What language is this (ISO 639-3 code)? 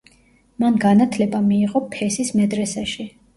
kat